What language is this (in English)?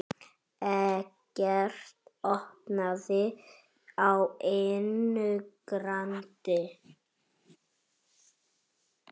Icelandic